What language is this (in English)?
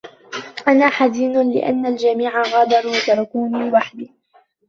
Arabic